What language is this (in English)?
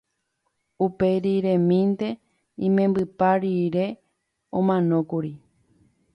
Guarani